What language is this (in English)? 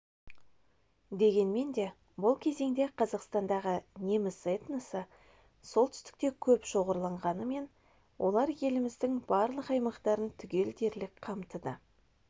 Kazakh